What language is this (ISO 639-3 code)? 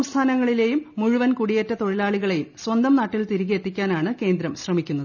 mal